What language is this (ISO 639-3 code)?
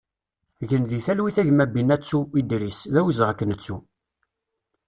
kab